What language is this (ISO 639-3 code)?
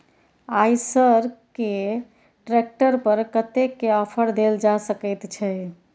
mai